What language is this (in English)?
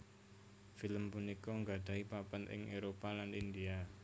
Javanese